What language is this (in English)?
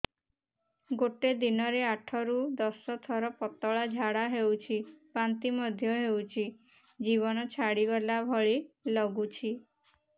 Odia